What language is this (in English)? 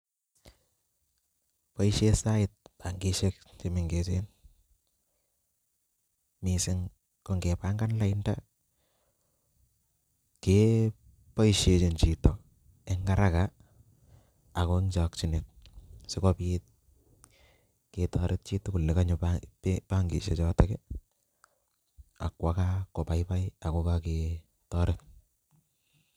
Kalenjin